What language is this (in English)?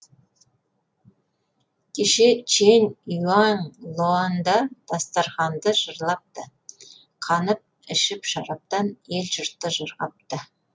Kazakh